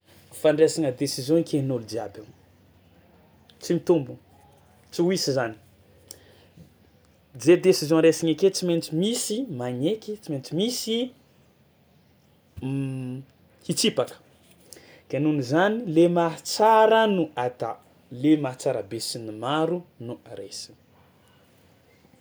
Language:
Tsimihety Malagasy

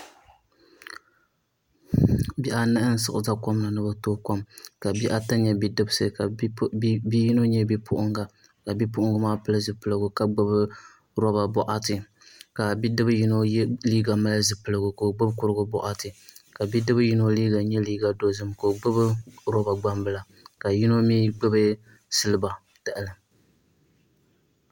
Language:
Dagbani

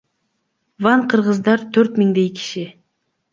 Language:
Kyrgyz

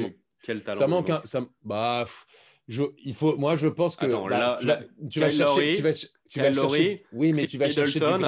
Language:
French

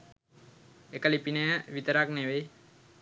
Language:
Sinhala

